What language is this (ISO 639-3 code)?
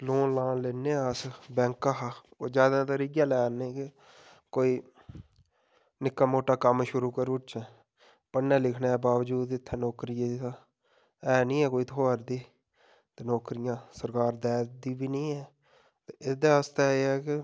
doi